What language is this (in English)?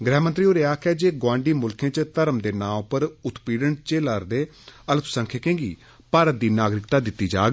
Dogri